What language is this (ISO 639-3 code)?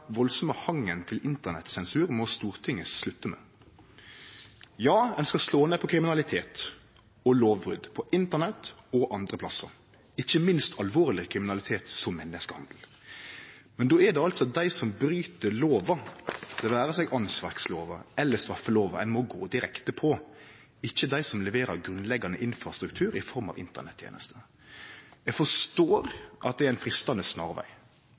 nno